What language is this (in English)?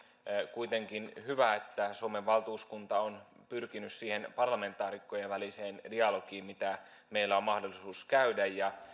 Finnish